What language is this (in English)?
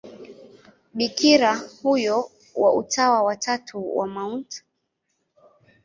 Swahili